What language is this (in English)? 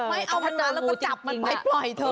Thai